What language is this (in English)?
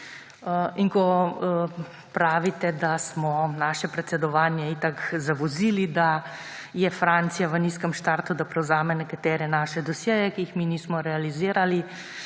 Slovenian